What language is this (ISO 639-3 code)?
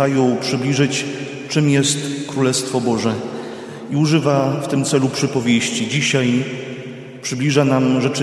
pol